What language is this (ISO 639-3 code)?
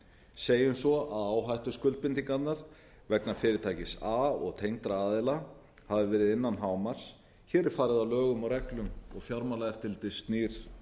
isl